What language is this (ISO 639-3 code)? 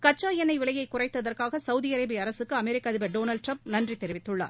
tam